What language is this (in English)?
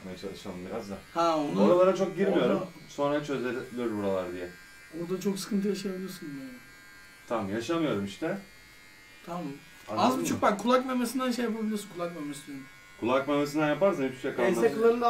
Turkish